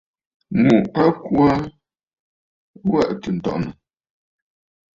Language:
Bafut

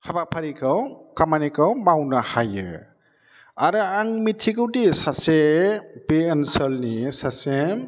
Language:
Bodo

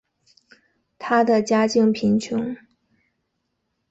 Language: Chinese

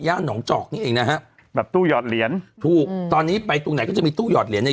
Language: Thai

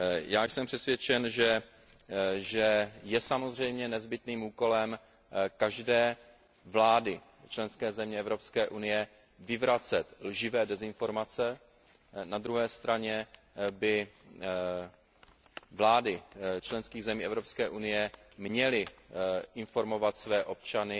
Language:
Czech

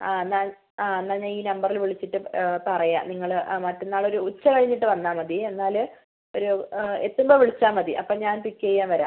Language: Malayalam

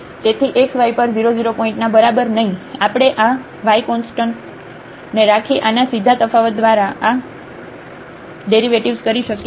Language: Gujarati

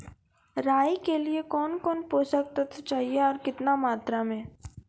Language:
Maithili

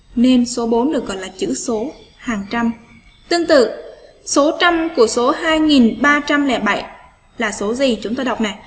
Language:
Vietnamese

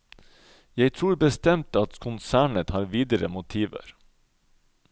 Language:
Norwegian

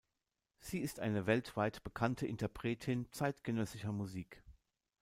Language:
German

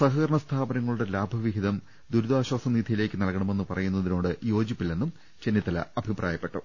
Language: Malayalam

